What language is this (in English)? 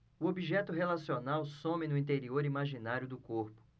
Portuguese